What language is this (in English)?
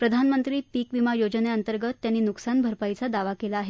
Marathi